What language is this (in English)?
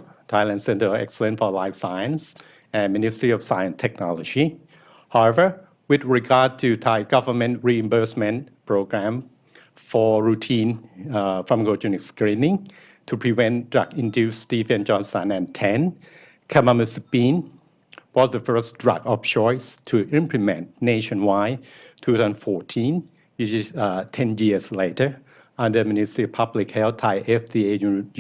English